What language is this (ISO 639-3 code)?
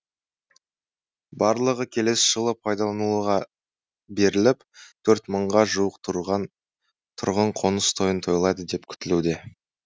kaz